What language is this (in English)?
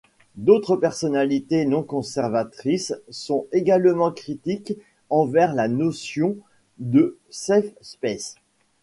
French